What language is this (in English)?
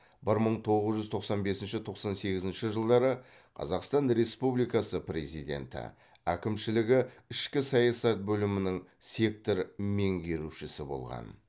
Kazakh